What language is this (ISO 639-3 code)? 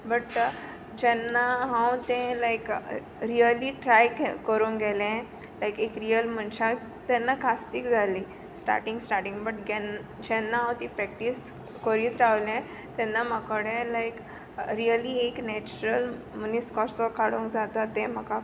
kok